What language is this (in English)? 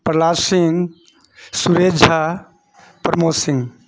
Maithili